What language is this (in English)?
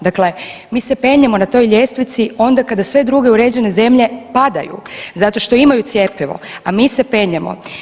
Croatian